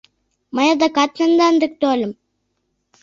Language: Mari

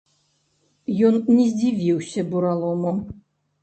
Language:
Belarusian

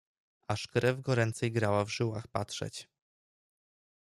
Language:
Polish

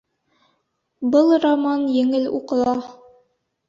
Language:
Bashkir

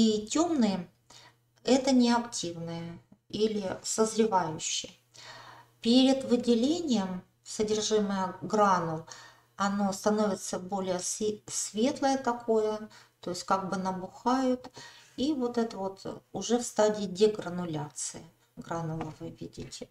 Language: Russian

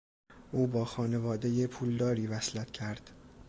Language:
Persian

